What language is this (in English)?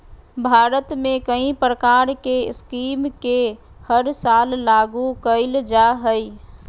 Magahi